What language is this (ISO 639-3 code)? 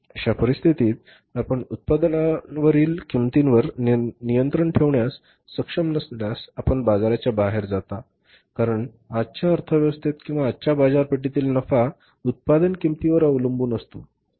mar